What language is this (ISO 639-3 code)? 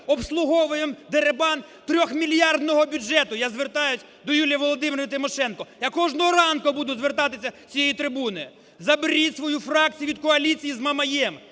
ukr